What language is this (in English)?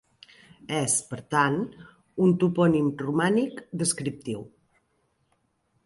Catalan